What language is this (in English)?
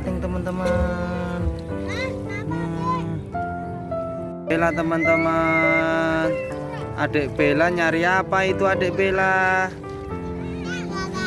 Indonesian